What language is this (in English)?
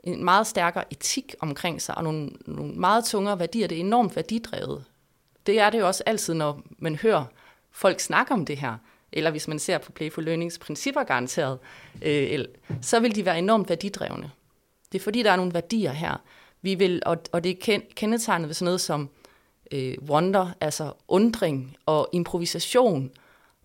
Danish